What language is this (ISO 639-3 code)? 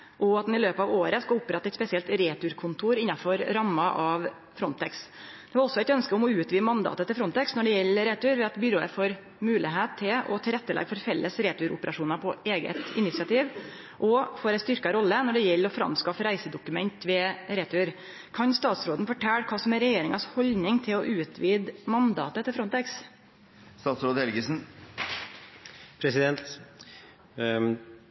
nno